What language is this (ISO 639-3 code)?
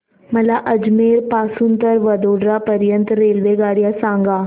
mar